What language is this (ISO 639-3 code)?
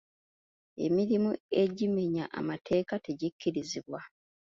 lug